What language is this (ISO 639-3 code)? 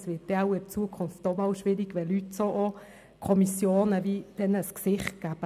gsw